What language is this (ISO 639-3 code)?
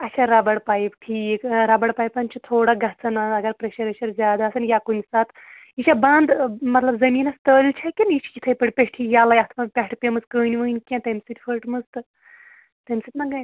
kas